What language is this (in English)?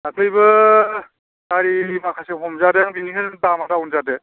Bodo